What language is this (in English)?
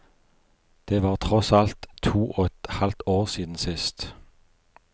Norwegian